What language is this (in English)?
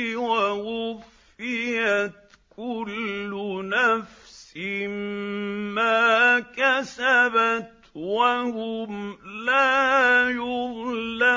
Arabic